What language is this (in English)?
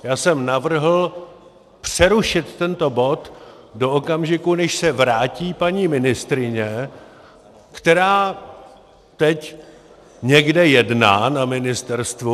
Czech